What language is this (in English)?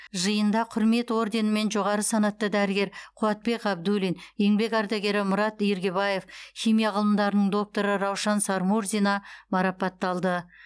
Kazakh